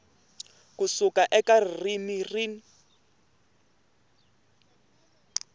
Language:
Tsonga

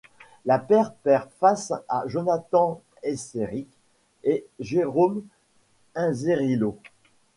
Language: French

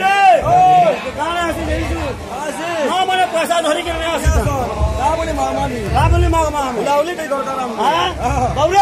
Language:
Arabic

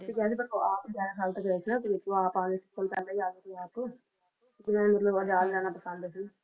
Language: Punjabi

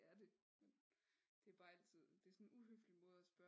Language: Danish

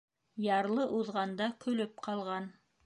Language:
Bashkir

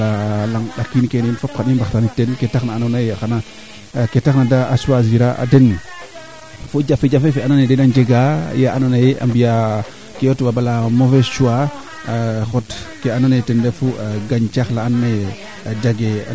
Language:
Serer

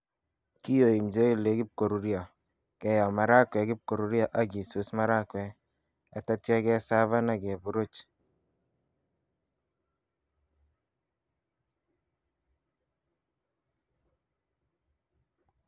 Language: Kalenjin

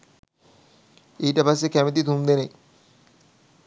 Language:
Sinhala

